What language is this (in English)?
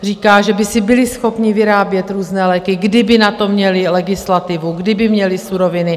Czech